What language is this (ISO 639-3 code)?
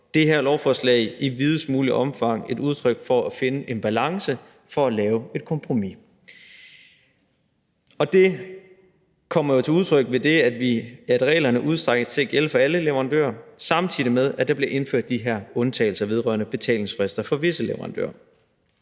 dan